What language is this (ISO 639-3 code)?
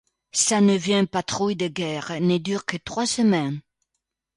fra